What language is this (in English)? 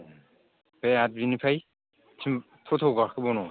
Bodo